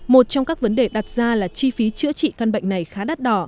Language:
Vietnamese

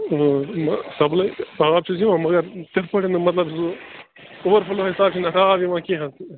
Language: Kashmiri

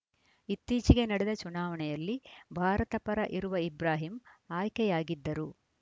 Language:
Kannada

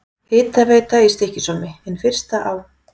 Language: Icelandic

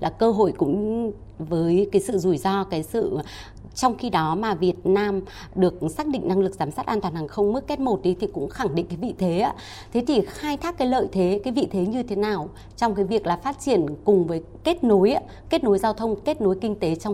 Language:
Vietnamese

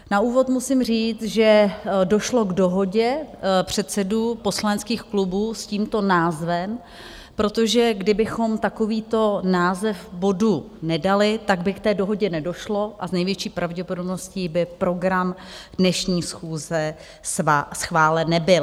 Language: Czech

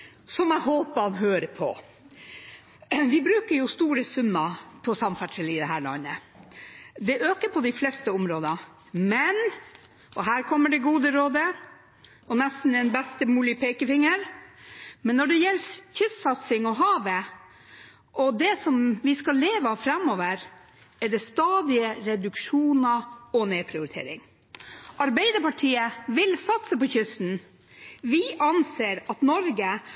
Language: Norwegian Nynorsk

